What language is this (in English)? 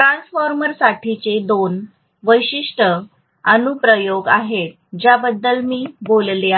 Marathi